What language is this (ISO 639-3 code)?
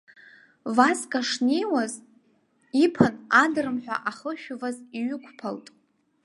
abk